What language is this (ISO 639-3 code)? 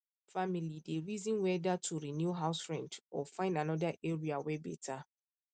pcm